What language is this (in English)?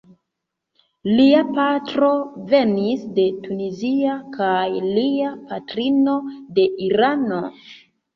Esperanto